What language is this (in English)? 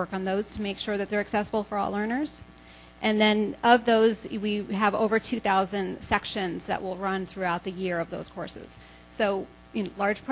English